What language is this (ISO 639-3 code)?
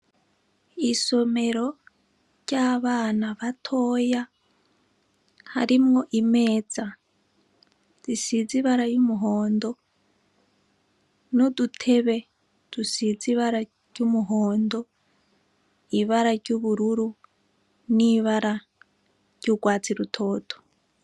run